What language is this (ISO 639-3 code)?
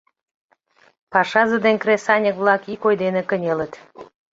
chm